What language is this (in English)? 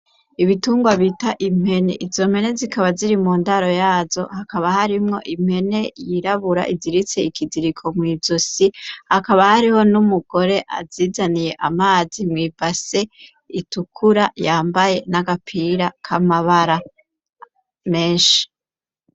Rundi